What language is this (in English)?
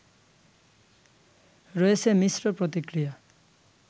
Bangla